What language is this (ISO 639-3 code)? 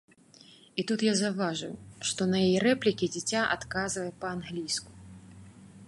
bel